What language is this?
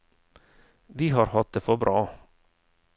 Norwegian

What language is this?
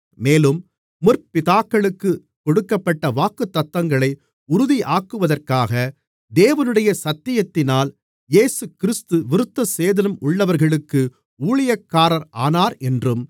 Tamil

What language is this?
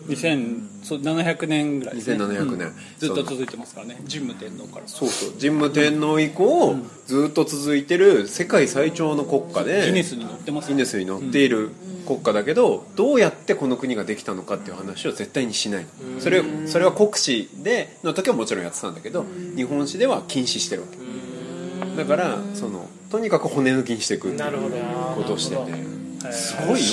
Japanese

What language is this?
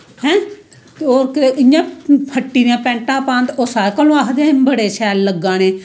Dogri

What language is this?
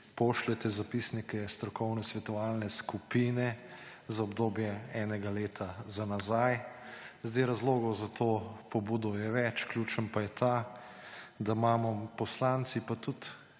Slovenian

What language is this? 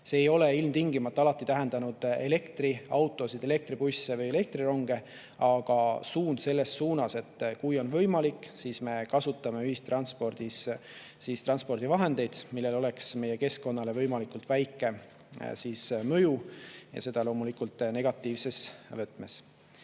Estonian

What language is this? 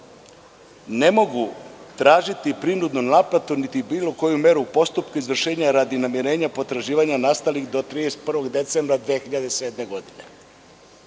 Serbian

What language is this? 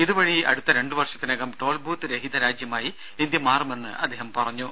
Malayalam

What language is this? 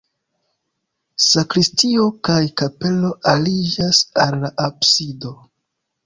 Esperanto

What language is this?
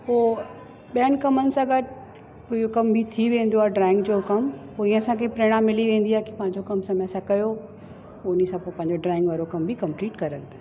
Sindhi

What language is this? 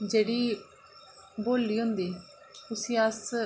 Dogri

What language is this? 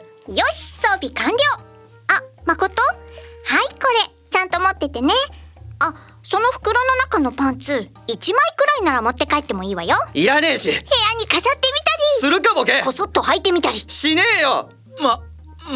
Japanese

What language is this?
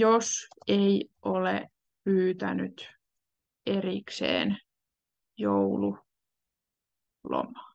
Finnish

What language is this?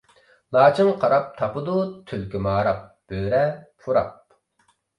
Uyghur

